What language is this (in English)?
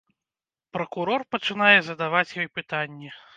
Belarusian